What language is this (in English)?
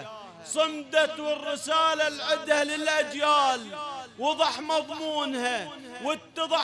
Arabic